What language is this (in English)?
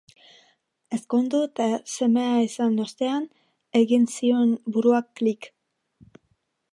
Basque